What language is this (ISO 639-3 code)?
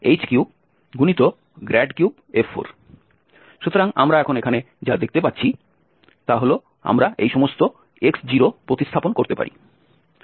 ben